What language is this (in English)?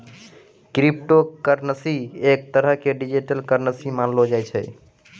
Maithili